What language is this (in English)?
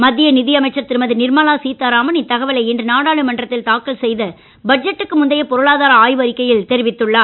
Tamil